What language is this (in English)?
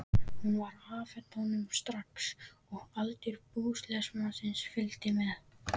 Icelandic